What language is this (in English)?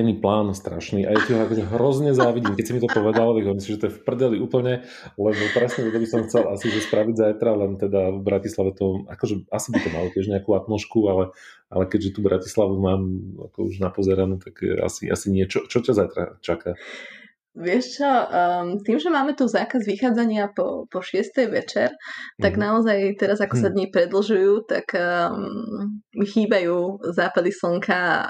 Slovak